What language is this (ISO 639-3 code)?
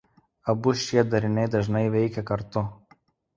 lit